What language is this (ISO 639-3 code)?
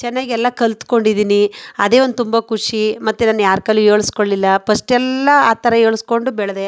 kan